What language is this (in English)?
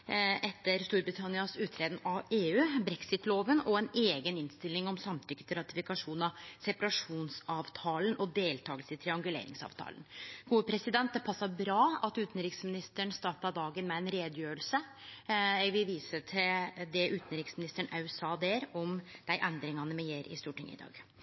Norwegian Nynorsk